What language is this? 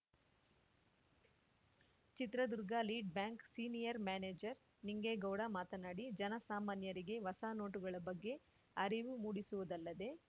Kannada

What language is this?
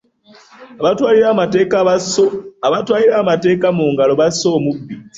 Ganda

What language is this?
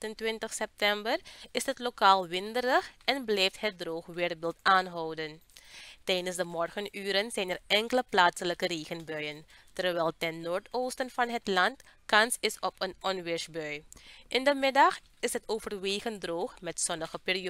Dutch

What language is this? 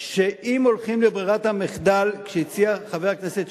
Hebrew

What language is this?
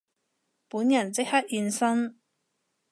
Cantonese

